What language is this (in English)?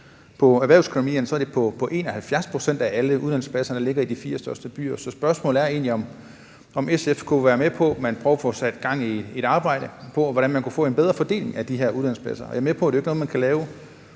Danish